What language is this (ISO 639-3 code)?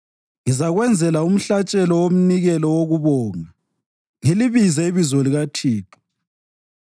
nde